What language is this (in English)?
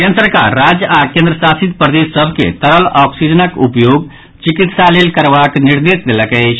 Maithili